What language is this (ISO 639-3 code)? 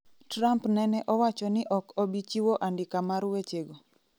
luo